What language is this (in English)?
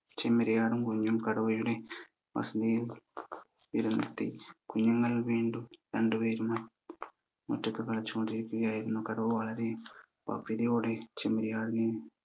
Malayalam